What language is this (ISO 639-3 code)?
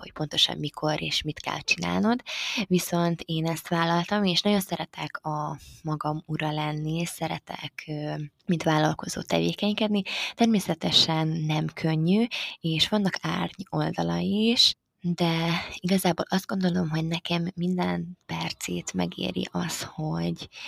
hun